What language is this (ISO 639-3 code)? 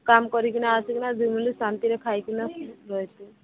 ori